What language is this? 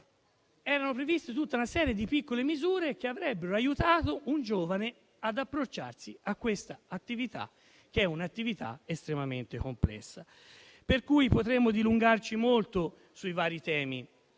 Italian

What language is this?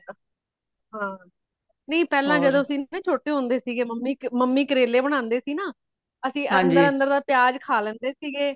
Punjabi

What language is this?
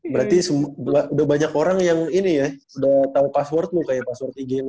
Indonesian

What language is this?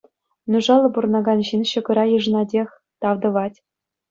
Chuvash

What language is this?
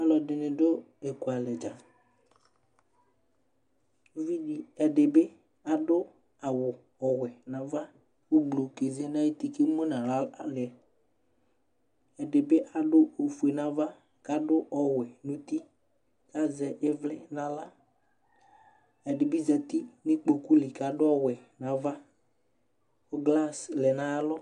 Ikposo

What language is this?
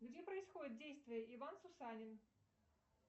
Russian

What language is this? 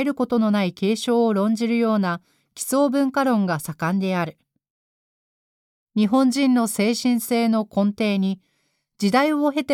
Japanese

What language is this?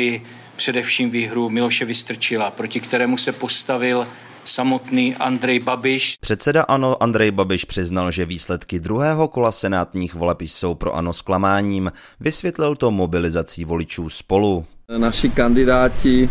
Czech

